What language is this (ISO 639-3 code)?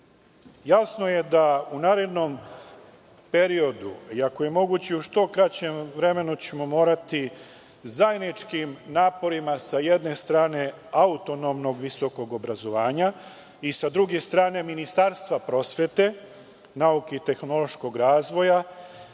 srp